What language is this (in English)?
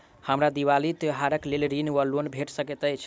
Maithili